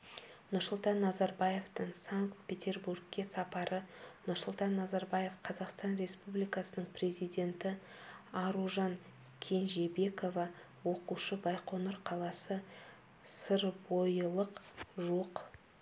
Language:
Kazakh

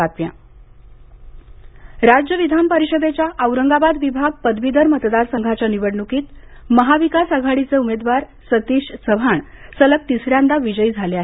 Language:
Marathi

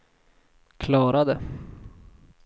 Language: Swedish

